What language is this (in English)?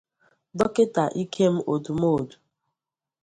Igbo